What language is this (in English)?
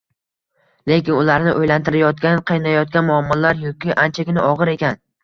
Uzbek